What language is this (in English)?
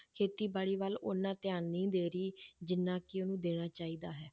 Punjabi